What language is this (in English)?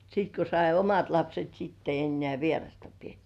Finnish